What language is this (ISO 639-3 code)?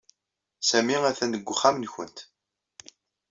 kab